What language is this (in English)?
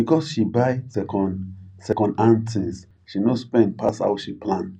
Nigerian Pidgin